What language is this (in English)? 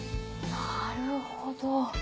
Japanese